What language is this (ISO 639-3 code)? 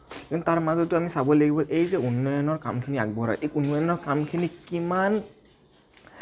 asm